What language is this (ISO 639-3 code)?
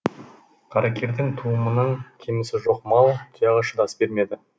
kaz